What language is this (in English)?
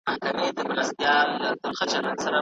Pashto